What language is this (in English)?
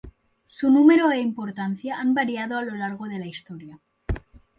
Spanish